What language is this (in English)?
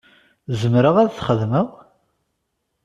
Kabyle